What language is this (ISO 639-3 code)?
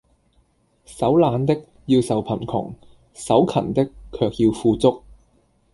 yue